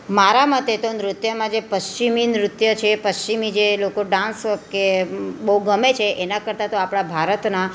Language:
Gujarati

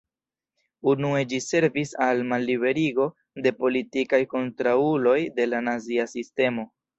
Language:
Esperanto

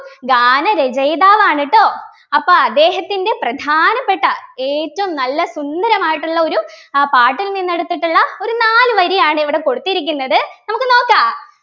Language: Malayalam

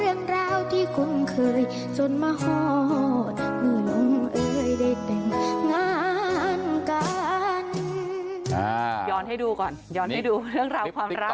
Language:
Thai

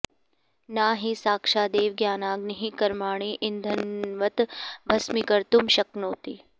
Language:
Sanskrit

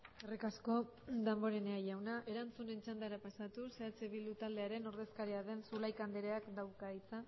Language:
Basque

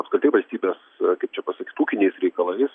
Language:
Lithuanian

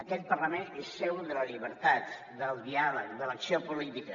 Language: Catalan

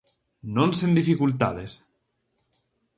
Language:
Galician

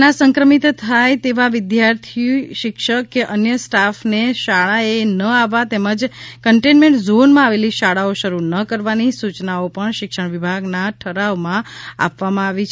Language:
Gujarati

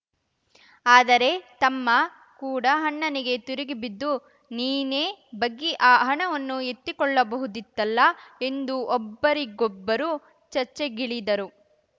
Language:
Kannada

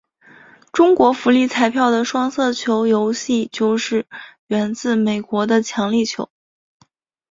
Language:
Chinese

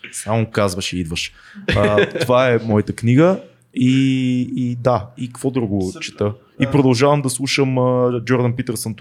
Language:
Bulgarian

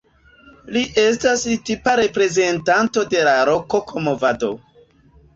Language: Esperanto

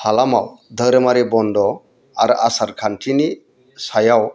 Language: Bodo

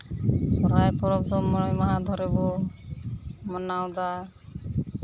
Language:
Santali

